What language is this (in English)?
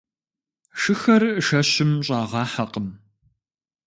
Kabardian